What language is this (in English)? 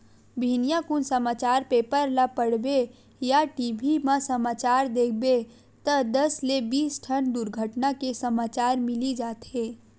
Chhattisgarhi